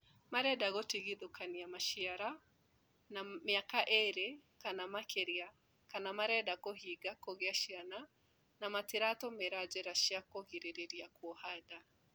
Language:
Kikuyu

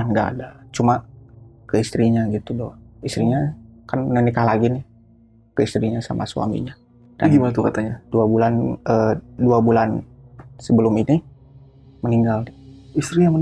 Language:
Indonesian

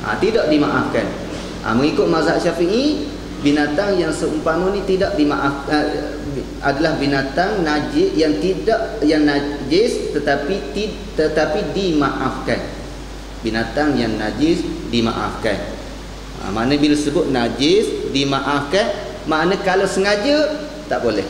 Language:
Malay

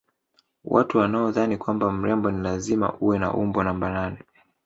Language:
Swahili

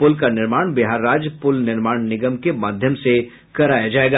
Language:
Hindi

